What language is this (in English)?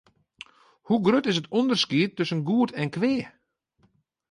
Western Frisian